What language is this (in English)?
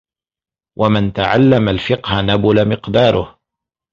Arabic